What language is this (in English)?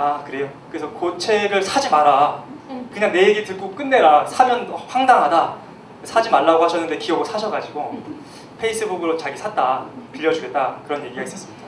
Korean